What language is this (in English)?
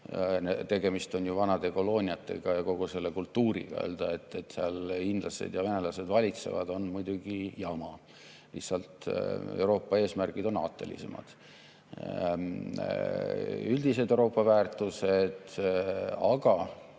Estonian